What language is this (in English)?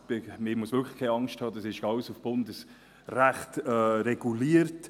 Swiss German